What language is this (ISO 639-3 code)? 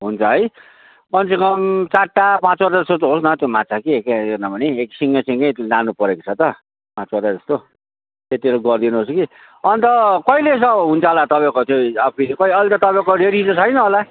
nep